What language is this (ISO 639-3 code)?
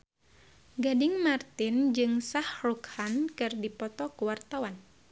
sun